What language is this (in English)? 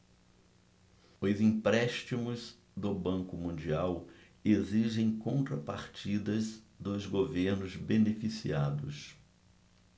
Portuguese